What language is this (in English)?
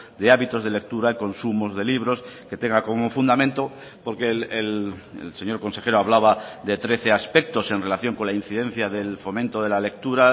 Spanish